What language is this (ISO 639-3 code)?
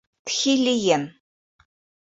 bak